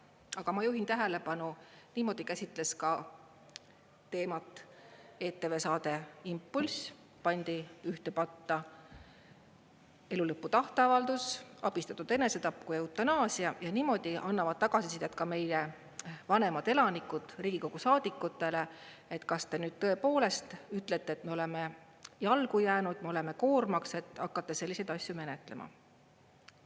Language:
Estonian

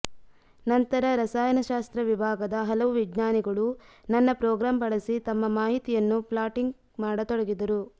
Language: Kannada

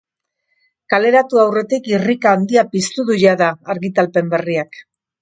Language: Basque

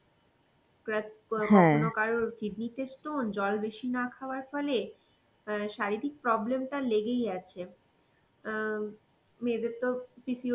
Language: Bangla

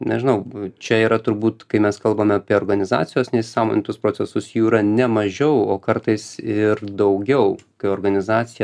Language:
Lithuanian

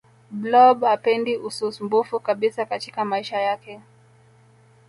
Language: Swahili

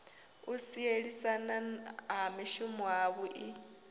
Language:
Venda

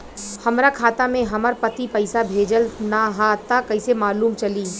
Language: Bhojpuri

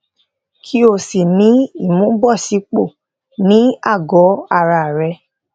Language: Yoruba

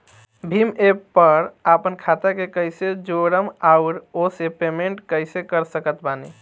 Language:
Bhojpuri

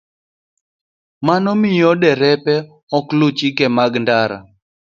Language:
Luo (Kenya and Tanzania)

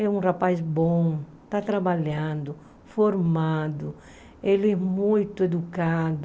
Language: Portuguese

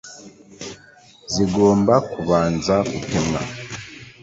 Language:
Kinyarwanda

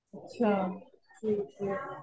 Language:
Marathi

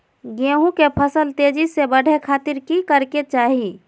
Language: Magahi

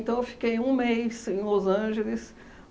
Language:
Portuguese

